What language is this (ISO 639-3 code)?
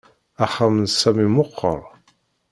kab